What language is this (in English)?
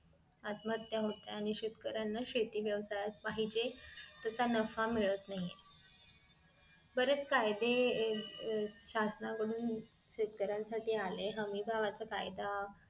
Marathi